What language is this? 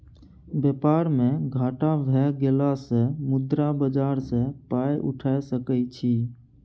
Maithili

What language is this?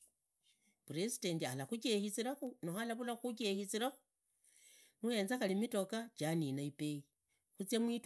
Idakho-Isukha-Tiriki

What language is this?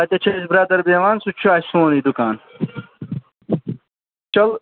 Kashmiri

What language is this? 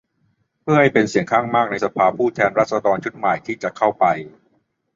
Thai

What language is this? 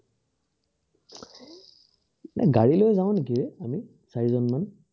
Assamese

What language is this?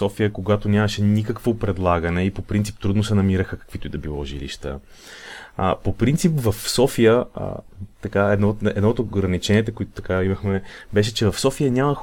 Bulgarian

